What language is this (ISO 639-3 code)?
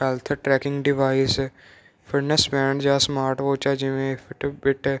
pan